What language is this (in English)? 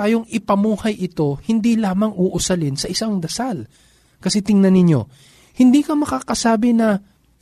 Filipino